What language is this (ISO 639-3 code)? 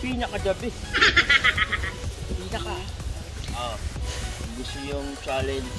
fil